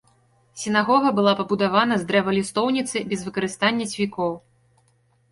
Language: Belarusian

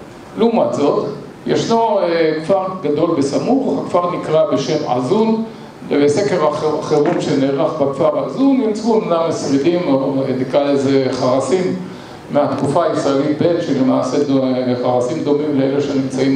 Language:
Hebrew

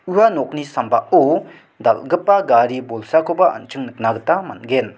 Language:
Garo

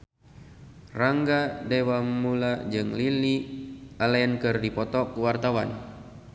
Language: Sundanese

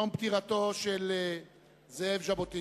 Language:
Hebrew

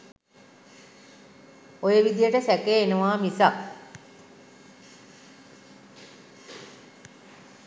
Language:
Sinhala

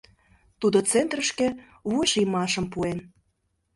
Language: Mari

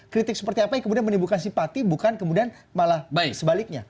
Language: Indonesian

